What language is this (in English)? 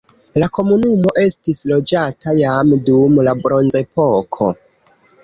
Esperanto